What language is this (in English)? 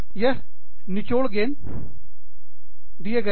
Hindi